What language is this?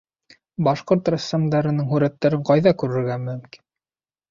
Bashkir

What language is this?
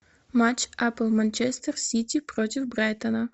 Russian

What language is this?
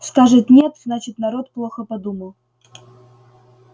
Russian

